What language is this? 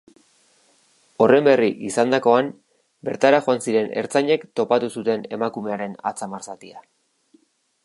Basque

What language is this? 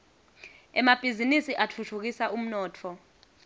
Swati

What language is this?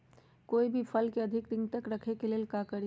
Magahi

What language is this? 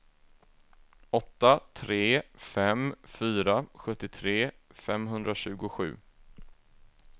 Swedish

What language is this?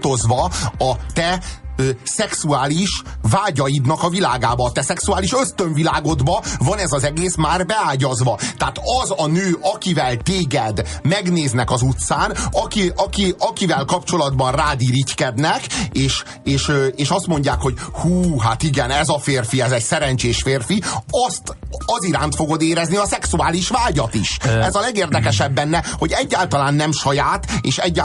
Hungarian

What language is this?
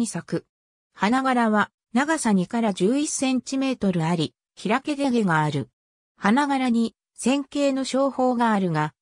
Japanese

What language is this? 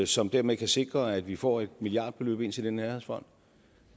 Danish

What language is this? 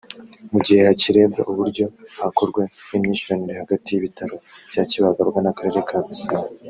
Kinyarwanda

